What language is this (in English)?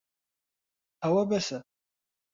Central Kurdish